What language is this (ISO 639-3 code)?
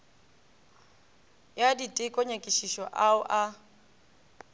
nso